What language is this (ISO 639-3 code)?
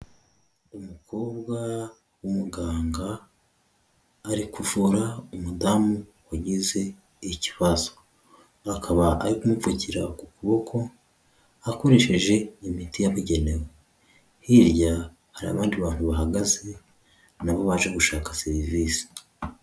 kin